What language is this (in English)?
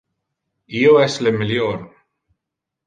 Interlingua